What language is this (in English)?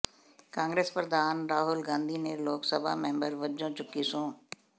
Punjabi